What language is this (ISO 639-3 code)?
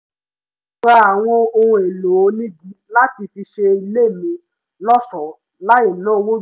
yor